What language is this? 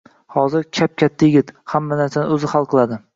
Uzbek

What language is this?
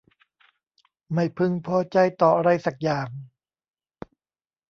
Thai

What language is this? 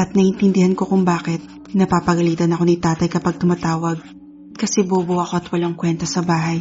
Filipino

